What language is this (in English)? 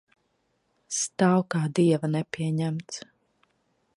Latvian